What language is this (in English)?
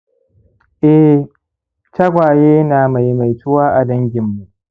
Hausa